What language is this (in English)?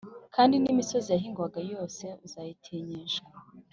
Kinyarwanda